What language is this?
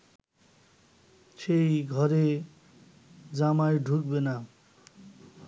Bangla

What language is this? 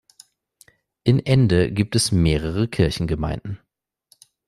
German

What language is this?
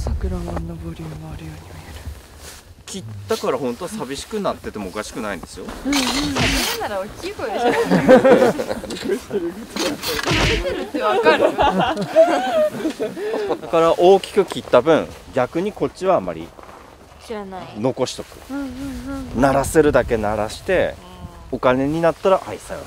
Japanese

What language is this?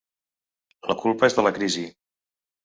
Catalan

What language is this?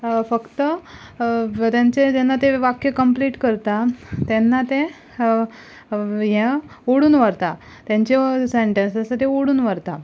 Konkani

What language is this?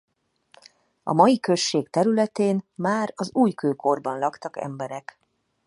Hungarian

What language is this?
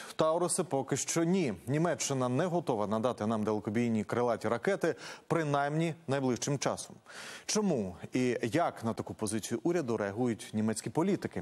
Ukrainian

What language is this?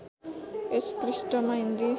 Nepali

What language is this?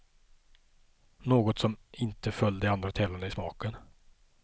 Swedish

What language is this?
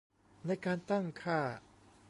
Thai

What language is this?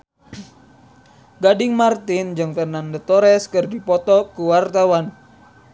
Sundanese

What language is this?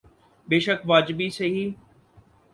Urdu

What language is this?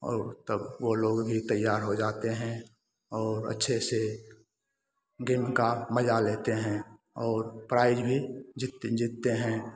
Hindi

